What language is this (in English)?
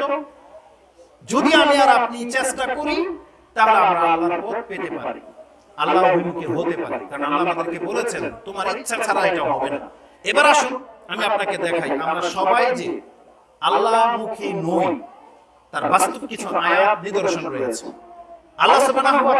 Bangla